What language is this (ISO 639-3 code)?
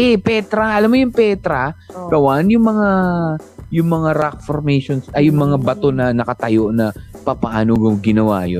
fil